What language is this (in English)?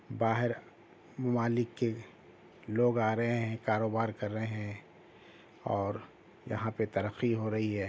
Urdu